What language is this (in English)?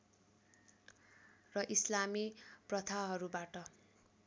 Nepali